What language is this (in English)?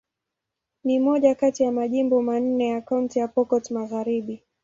Swahili